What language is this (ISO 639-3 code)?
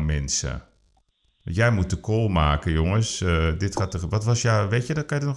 nld